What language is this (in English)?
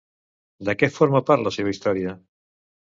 Catalan